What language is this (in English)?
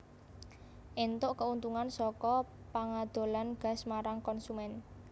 Javanese